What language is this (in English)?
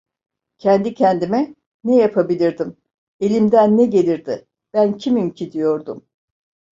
Turkish